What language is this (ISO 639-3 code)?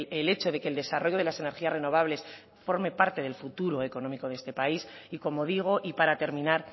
spa